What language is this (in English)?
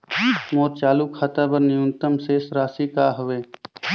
Chhattisgarhi